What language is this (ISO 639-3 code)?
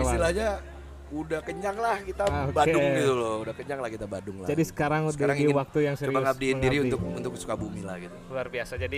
ind